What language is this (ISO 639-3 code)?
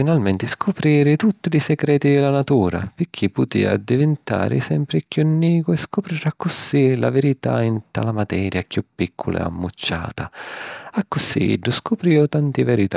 scn